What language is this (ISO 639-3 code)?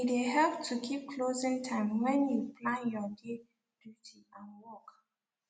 pcm